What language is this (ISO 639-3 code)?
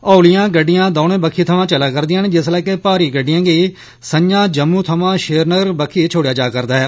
doi